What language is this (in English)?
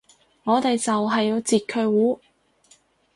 Cantonese